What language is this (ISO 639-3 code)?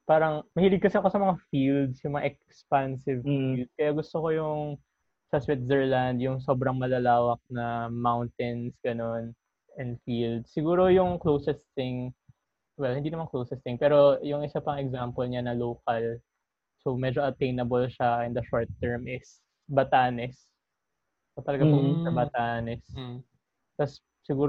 fil